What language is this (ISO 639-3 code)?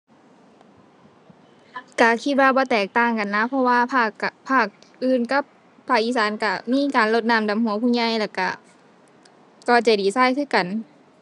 tha